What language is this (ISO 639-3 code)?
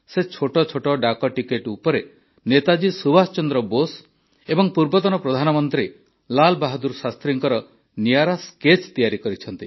ori